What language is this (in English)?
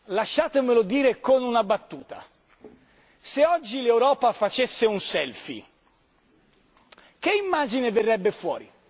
Italian